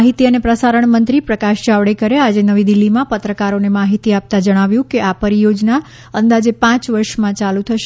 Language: Gujarati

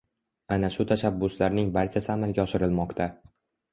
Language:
Uzbek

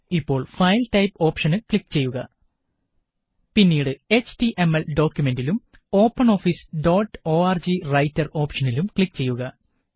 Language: Malayalam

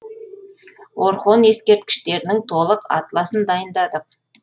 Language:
Kazakh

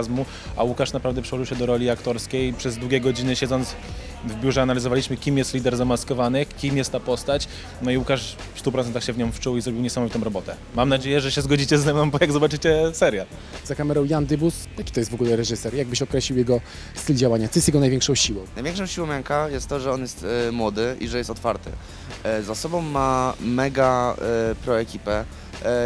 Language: Polish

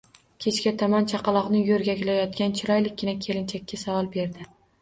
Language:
Uzbek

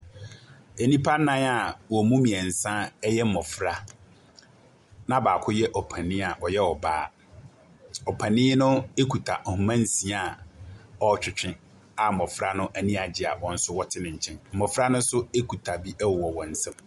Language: Akan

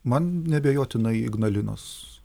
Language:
Lithuanian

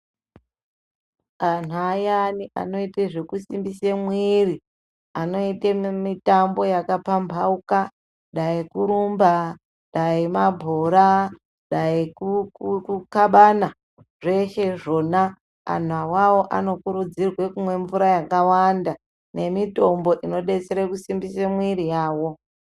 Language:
Ndau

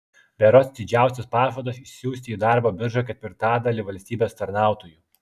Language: Lithuanian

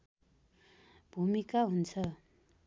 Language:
Nepali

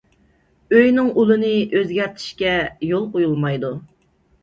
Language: Uyghur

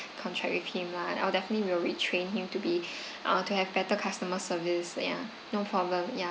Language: English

